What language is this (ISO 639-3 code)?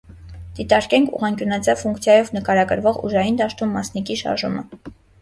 hye